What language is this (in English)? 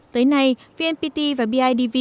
Vietnamese